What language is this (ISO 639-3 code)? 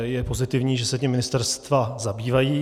ces